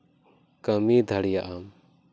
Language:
Santali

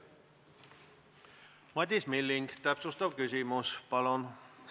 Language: Estonian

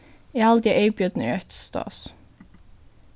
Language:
Faroese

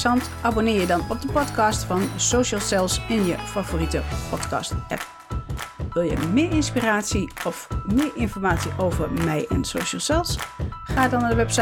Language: Dutch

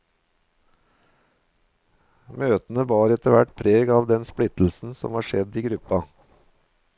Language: Norwegian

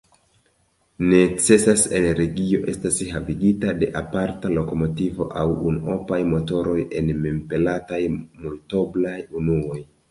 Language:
Esperanto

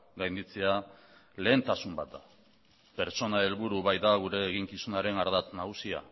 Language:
Basque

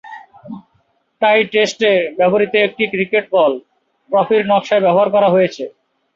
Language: Bangla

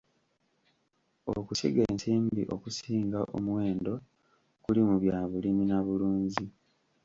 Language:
Ganda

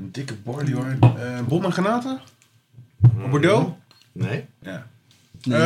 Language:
Dutch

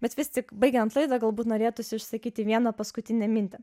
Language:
Lithuanian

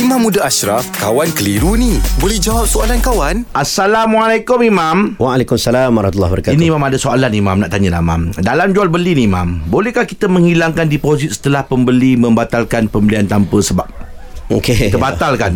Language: Malay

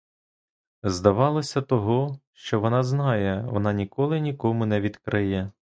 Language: Ukrainian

